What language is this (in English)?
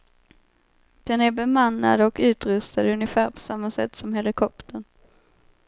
Swedish